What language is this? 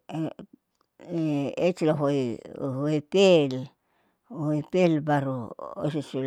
Saleman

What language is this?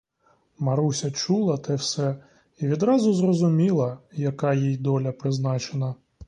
Ukrainian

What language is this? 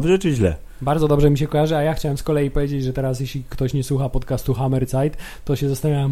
Polish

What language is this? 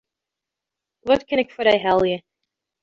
Western Frisian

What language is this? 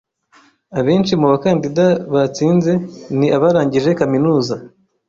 Kinyarwanda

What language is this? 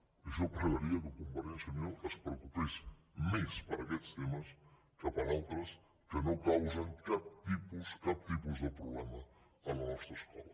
Catalan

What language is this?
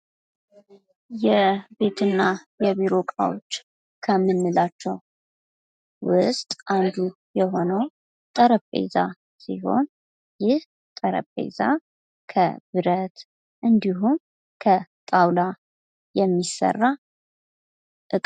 Amharic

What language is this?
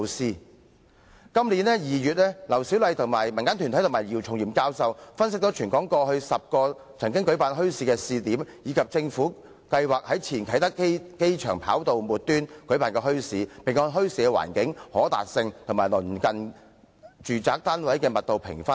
Cantonese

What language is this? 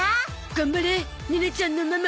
Japanese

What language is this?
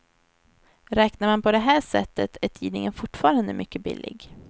Swedish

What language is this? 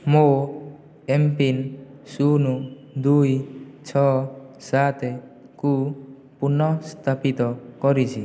Odia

